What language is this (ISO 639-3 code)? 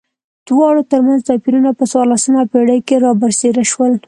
pus